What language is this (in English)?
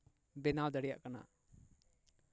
Santali